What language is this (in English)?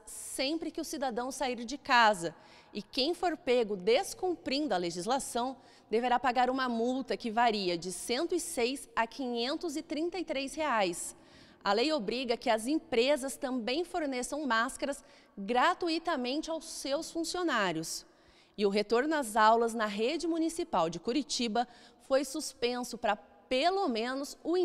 Portuguese